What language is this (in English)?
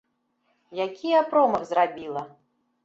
Belarusian